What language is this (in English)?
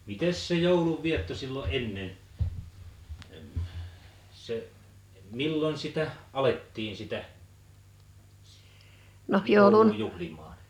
Finnish